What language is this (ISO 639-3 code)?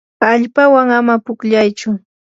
qur